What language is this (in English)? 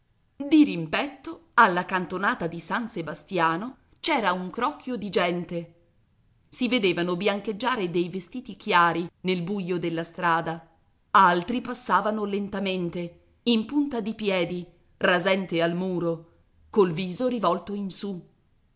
Italian